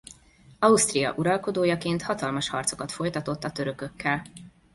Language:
Hungarian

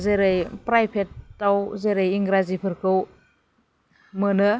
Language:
Bodo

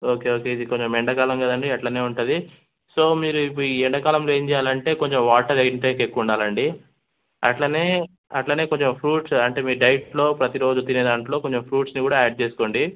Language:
Telugu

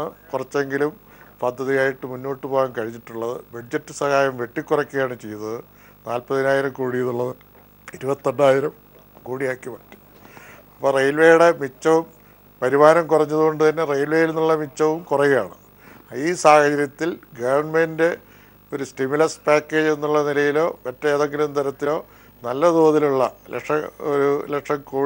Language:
Malayalam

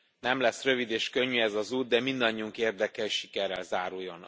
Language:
Hungarian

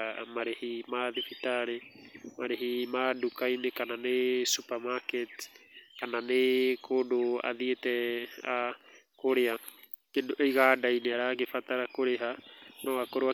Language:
Kikuyu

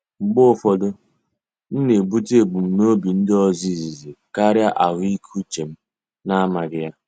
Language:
Igbo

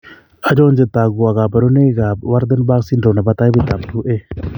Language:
Kalenjin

